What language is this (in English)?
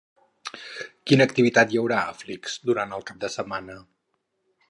Catalan